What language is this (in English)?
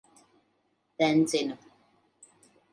Latvian